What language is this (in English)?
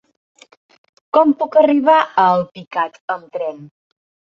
Catalan